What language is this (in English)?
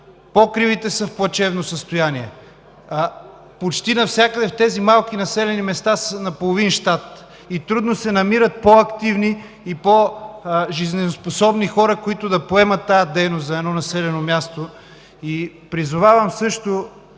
Bulgarian